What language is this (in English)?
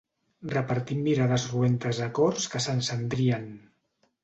Catalan